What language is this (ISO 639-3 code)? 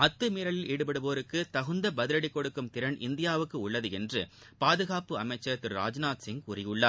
tam